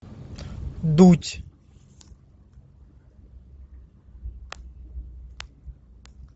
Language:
Russian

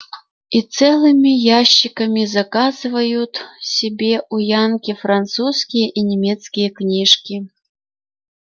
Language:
Russian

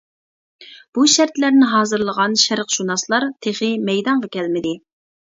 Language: Uyghur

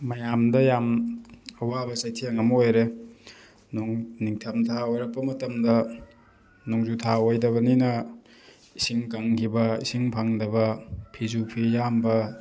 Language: Manipuri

